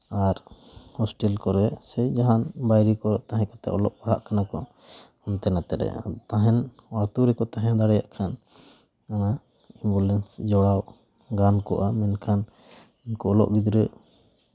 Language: Santali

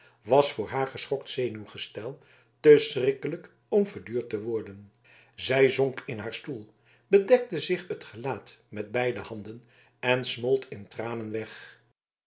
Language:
Dutch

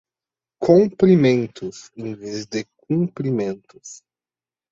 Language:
Portuguese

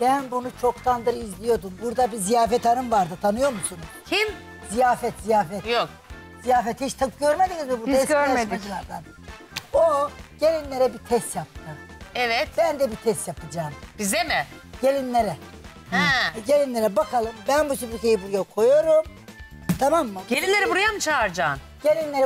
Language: Turkish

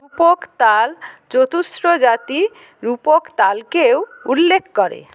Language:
Bangla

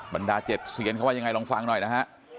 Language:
Thai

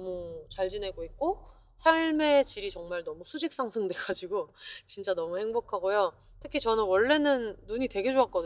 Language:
Korean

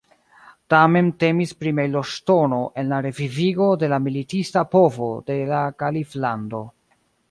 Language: Esperanto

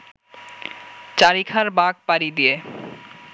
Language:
Bangla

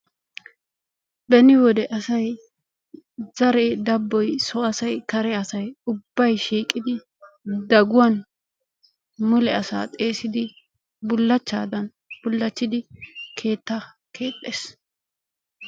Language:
Wolaytta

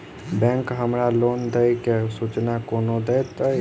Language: Maithili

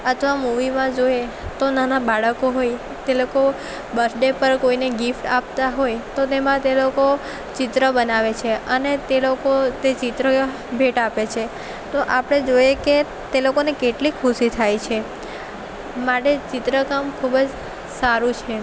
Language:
Gujarati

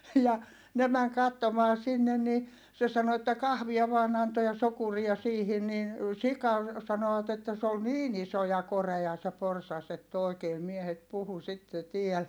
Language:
Finnish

